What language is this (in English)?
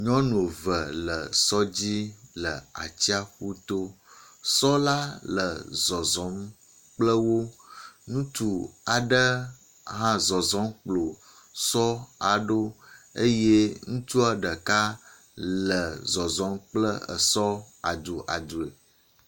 Ewe